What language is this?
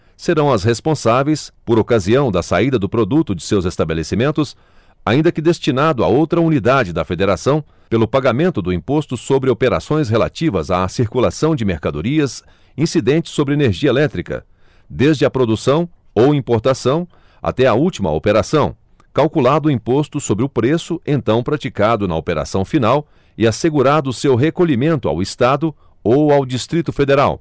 Portuguese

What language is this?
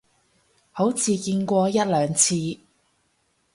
Cantonese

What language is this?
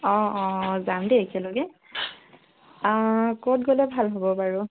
Assamese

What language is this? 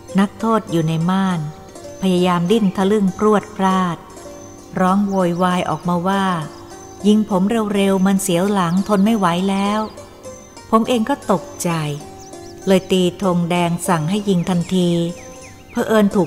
Thai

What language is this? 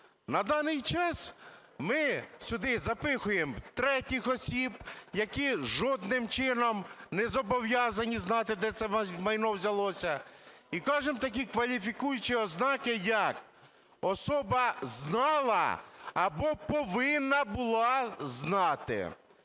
Ukrainian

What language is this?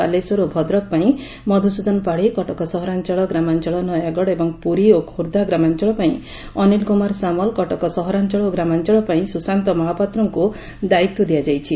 Odia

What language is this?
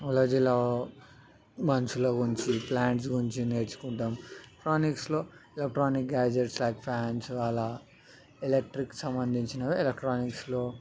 Telugu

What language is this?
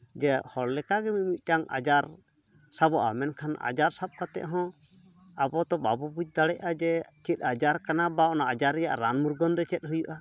Santali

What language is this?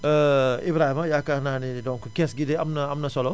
Wolof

